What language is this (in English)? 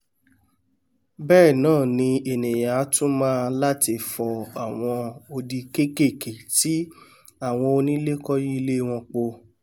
Yoruba